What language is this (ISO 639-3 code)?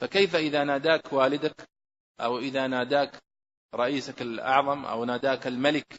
ara